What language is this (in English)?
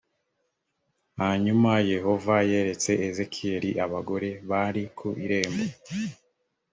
Kinyarwanda